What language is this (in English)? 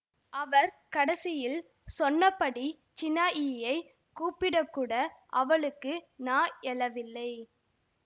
Tamil